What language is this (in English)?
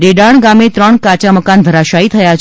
Gujarati